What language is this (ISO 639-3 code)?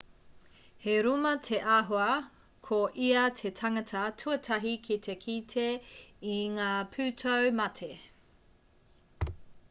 mri